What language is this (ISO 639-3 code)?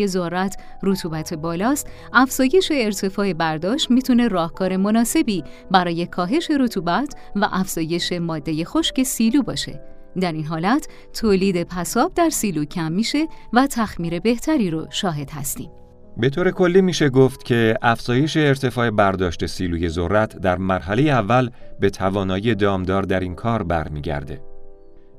fas